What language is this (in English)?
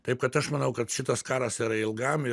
Lithuanian